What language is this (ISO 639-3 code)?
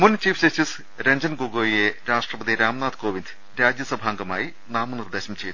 mal